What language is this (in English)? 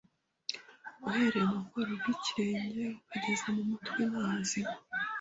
Kinyarwanda